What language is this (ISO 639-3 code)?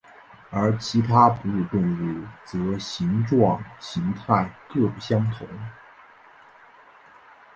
zho